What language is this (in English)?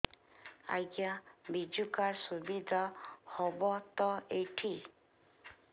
Odia